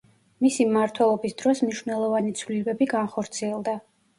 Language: Georgian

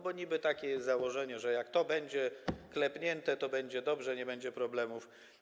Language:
Polish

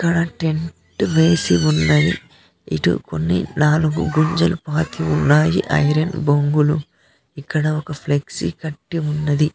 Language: Telugu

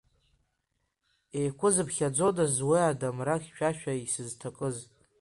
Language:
Abkhazian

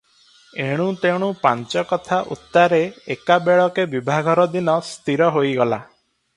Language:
Odia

